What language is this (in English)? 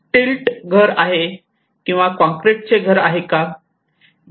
Marathi